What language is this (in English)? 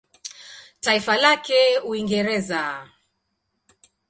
Swahili